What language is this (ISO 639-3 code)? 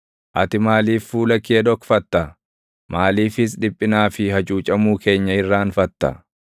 orm